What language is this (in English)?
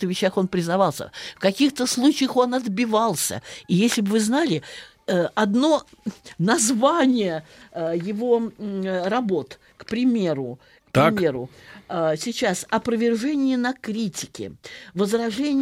Russian